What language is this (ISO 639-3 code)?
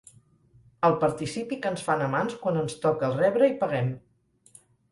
cat